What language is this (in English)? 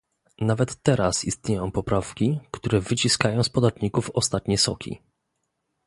Polish